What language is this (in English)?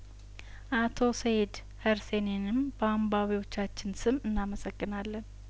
Amharic